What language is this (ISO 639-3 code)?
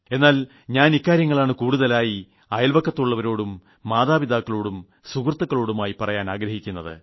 mal